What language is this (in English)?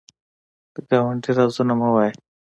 Pashto